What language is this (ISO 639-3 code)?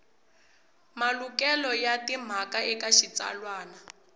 tso